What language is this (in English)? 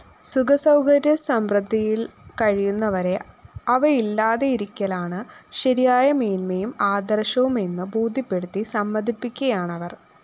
Malayalam